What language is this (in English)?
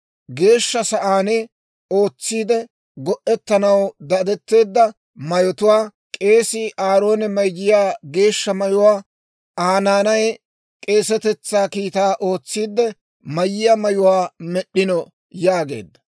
Dawro